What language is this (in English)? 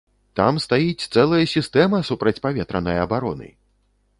Belarusian